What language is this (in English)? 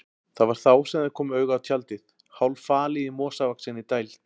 Icelandic